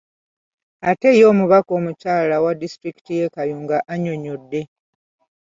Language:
Ganda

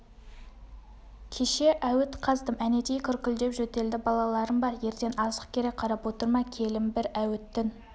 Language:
Kazakh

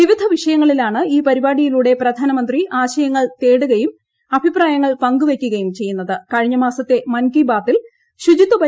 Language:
Malayalam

